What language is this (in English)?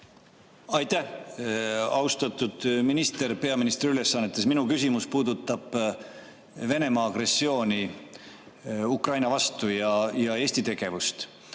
Estonian